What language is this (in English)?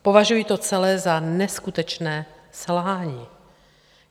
Czech